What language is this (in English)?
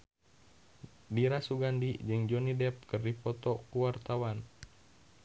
Sundanese